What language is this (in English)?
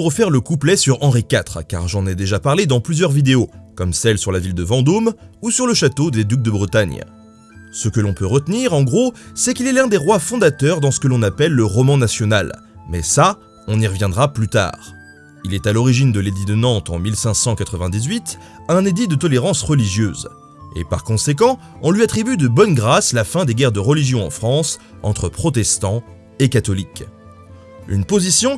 French